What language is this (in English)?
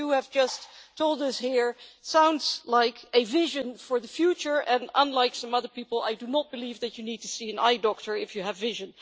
English